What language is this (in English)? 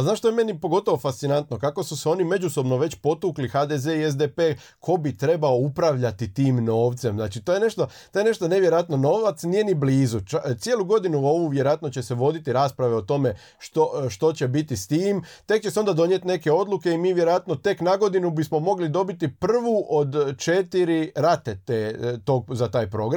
Croatian